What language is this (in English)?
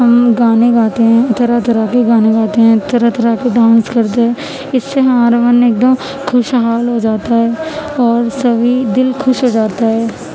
Urdu